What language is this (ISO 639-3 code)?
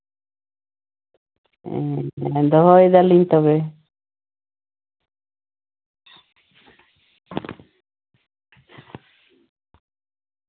sat